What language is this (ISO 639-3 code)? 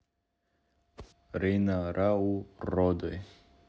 rus